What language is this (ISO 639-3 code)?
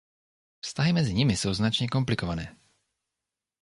ces